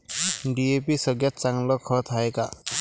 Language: Marathi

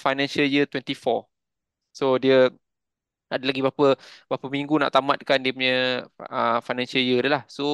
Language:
Malay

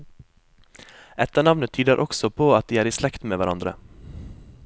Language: Norwegian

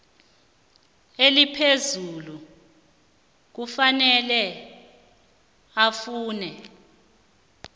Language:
South Ndebele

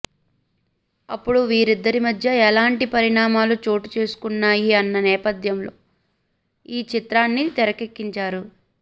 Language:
Telugu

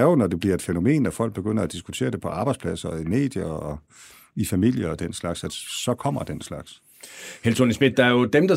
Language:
Danish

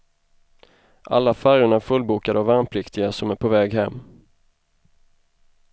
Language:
Swedish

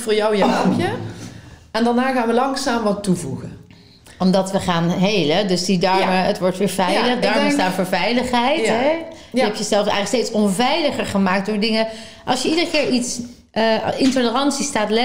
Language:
Dutch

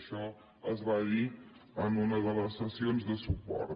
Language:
Catalan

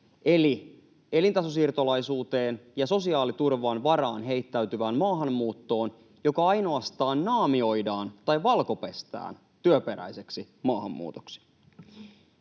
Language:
Finnish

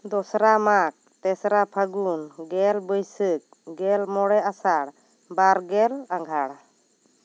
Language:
Santali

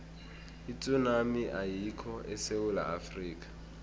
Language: South Ndebele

